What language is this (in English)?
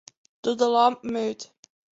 Western Frisian